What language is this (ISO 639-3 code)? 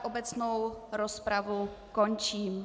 ces